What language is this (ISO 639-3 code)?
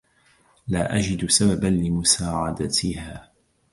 ara